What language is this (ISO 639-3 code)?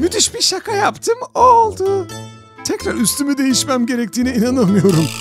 tur